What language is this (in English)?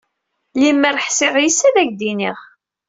Kabyle